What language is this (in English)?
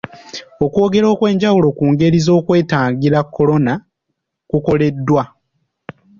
Ganda